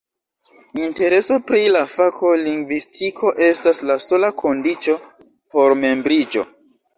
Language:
Esperanto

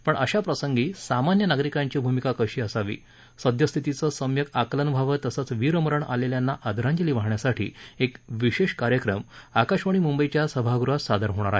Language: Marathi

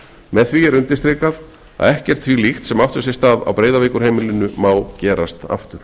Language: Icelandic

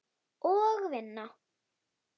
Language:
Icelandic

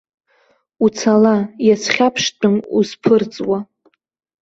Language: Abkhazian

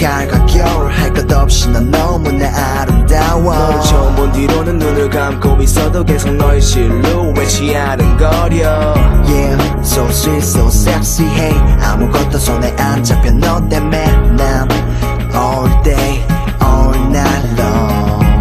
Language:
Korean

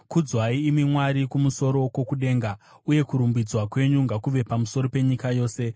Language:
Shona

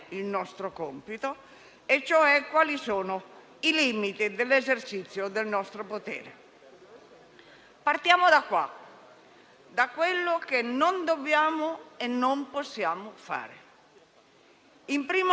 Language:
Italian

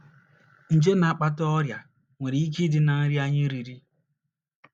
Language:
Igbo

